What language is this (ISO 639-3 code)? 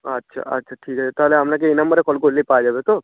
ben